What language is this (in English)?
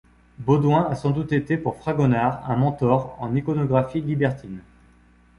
French